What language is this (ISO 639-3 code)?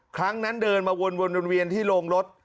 tha